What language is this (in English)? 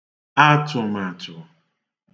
Igbo